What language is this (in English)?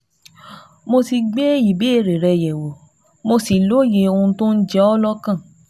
Yoruba